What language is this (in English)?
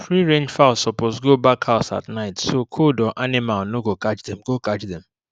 Nigerian Pidgin